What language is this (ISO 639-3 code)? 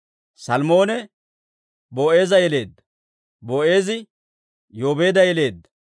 dwr